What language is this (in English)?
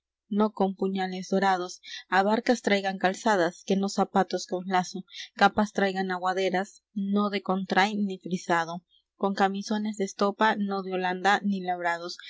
Spanish